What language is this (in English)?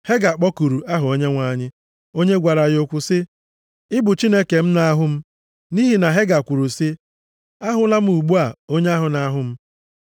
Igbo